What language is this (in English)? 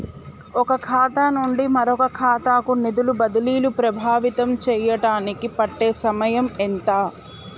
Telugu